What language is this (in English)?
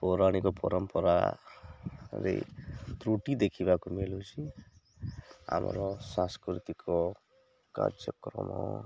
Odia